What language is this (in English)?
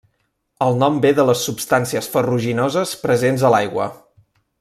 Catalan